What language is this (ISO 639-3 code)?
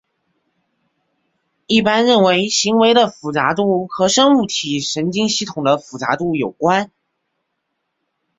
zho